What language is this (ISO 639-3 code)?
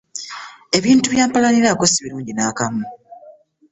lug